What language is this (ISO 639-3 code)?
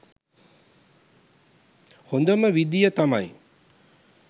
sin